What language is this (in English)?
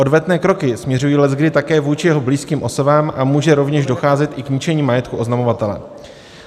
Czech